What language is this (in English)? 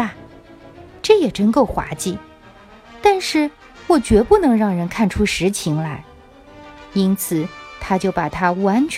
Chinese